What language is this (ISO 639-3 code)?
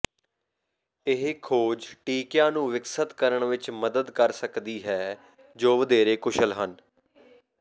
pan